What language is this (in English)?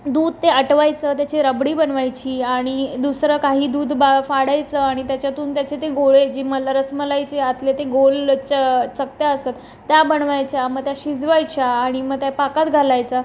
Marathi